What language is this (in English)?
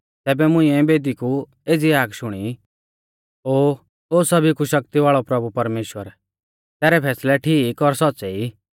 Mahasu Pahari